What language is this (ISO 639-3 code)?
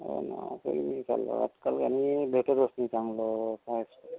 mar